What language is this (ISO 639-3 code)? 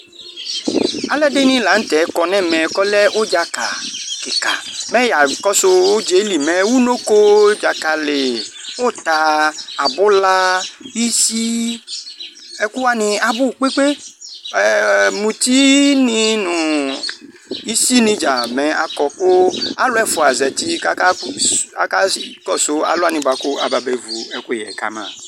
kpo